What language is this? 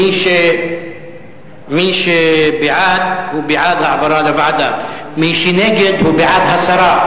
Hebrew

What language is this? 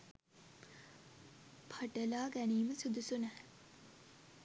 Sinhala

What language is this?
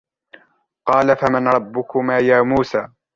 Arabic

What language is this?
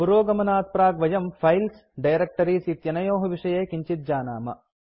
Sanskrit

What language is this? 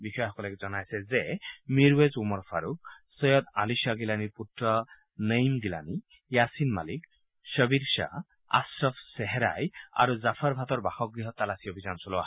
Assamese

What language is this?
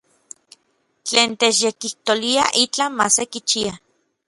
Orizaba Nahuatl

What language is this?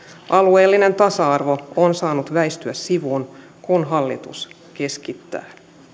Finnish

